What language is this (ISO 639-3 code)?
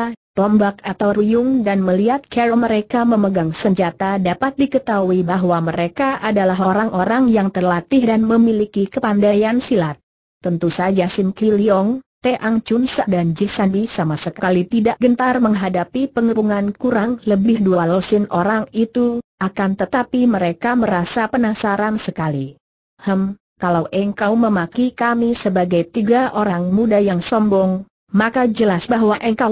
ind